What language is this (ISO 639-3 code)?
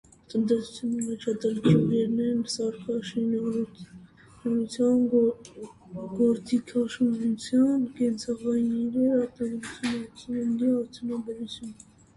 hye